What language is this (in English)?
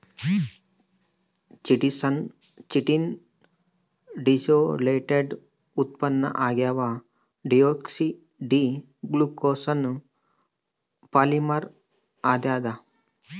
Kannada